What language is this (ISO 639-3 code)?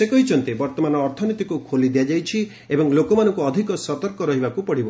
ori